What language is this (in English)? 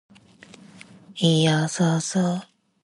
Japanese